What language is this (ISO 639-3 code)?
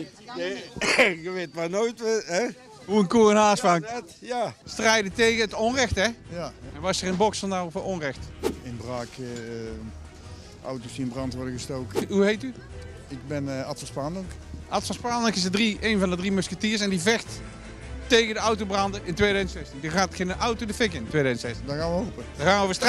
nld